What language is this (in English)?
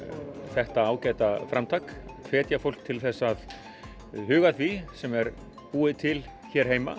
Icelandic